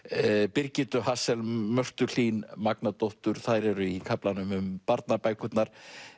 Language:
Icelandic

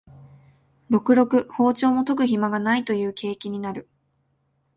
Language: Japanese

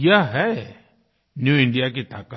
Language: Hindi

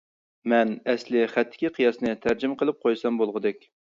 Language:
Uyghur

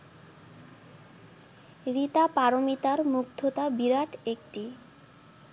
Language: Bangla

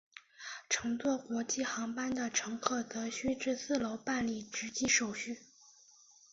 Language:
Chinese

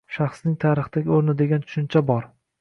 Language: Uzbek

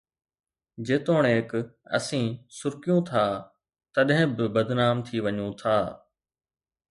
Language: Sindhi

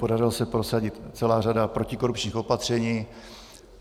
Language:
Czech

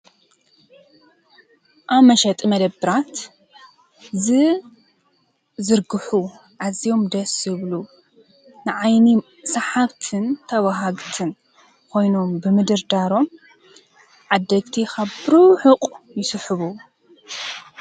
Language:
Tigrinya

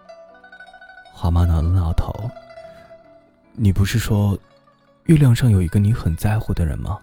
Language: Chinese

